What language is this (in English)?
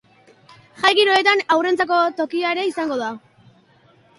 Basque